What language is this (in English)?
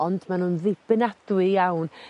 Welsh